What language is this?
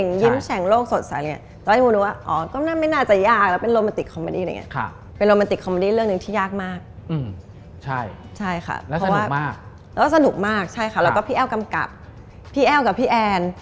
Thai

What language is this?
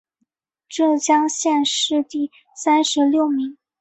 Chinese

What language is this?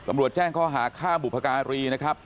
Thai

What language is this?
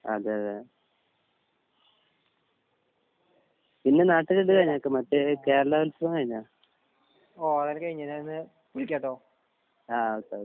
Malayalam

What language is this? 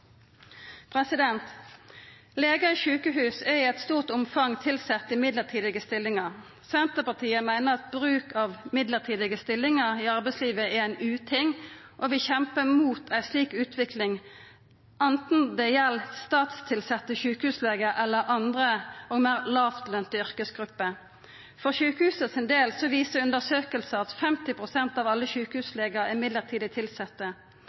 Norwegian Nynorsk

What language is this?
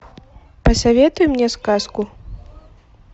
Russian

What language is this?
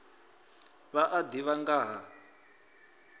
Venda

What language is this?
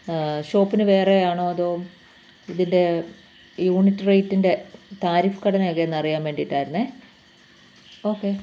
Malayalam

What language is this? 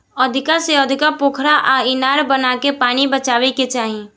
Bhojpuri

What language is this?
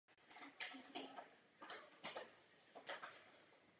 Czech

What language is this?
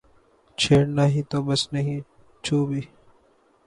Urdu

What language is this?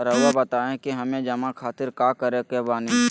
Magahi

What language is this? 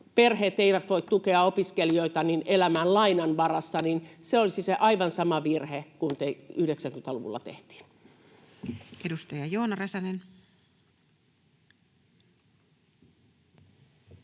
Finnish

